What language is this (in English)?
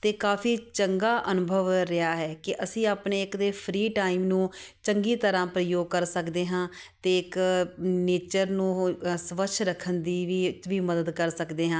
Punjabi